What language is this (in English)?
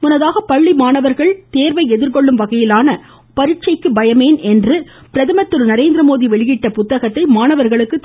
Tamil